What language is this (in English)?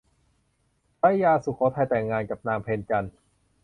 Thai